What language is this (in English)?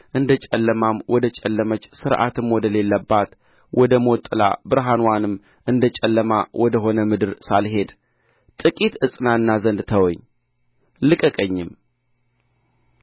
Amharic